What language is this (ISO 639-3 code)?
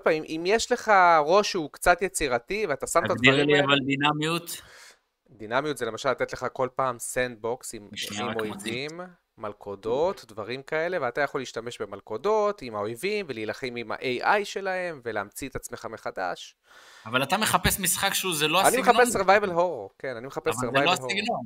heb